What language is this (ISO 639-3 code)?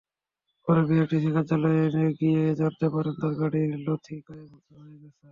ben